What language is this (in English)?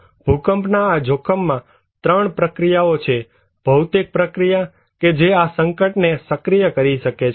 Gujarati